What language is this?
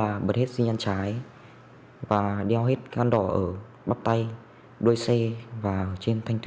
Vietnamese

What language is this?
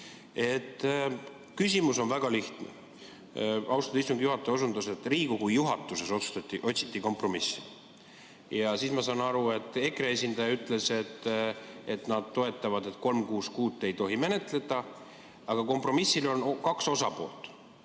Estonian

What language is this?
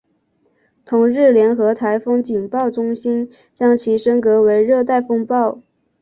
Chinese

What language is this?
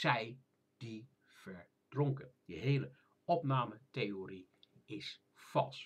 Dutch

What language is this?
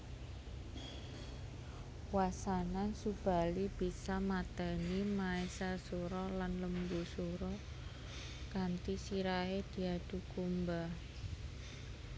Javanese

